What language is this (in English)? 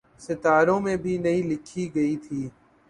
Urdu